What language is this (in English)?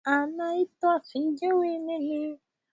Swahili